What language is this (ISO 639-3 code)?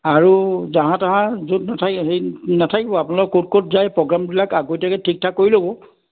asm